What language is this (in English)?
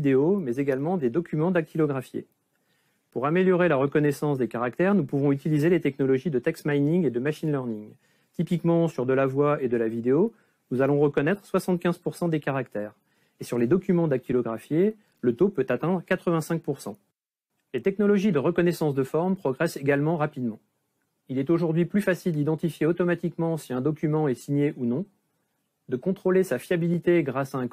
French